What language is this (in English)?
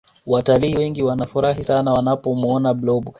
Swahili